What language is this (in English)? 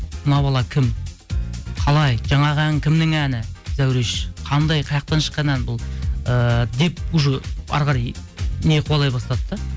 Kazakh